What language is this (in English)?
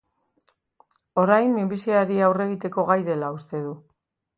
Basque